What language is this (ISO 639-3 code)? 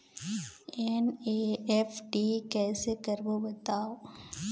hne